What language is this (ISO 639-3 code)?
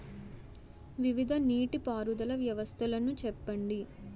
tel